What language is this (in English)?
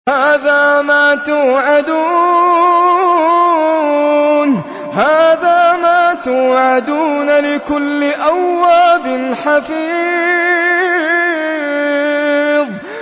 Arabic